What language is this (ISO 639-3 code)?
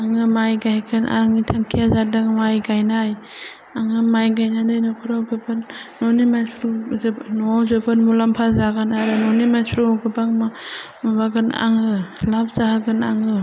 brx